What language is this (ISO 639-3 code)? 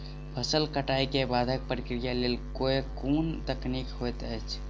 mai